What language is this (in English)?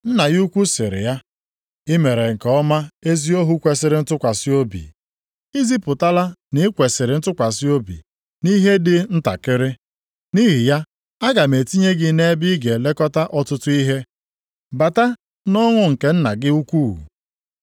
Igbo